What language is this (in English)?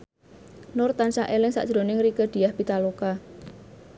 Javanese